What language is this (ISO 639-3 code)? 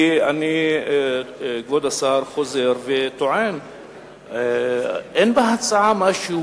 heb